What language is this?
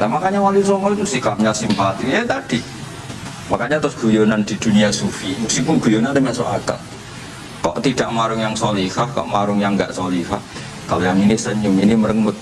Indonesian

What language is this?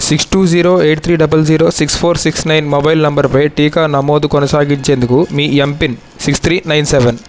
Telugu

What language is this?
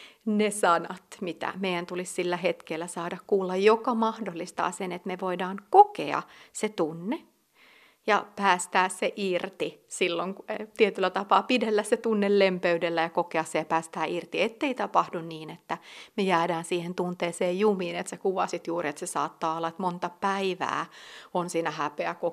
Finnish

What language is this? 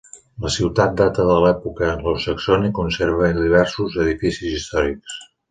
Catalan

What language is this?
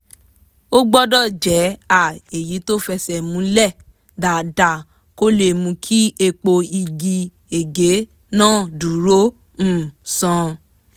Yoruba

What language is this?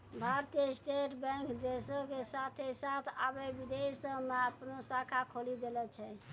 Maithili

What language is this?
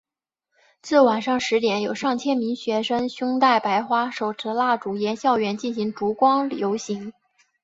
Chinese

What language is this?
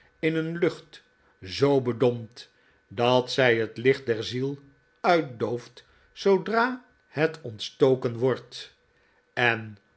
Dutch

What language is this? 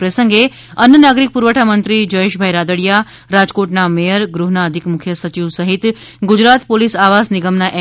Gujarati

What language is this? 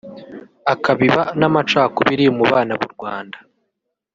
Kinyarwanda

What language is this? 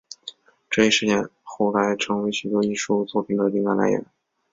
Chinese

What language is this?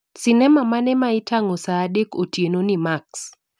Luo (Kenya and Tanzania)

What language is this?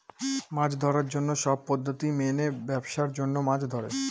Bangla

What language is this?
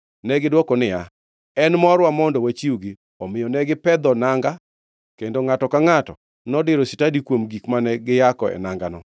Luo (Kenya and Tanzania)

